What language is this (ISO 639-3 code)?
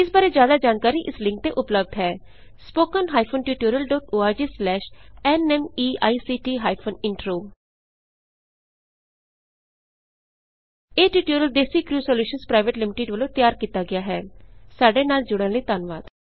pan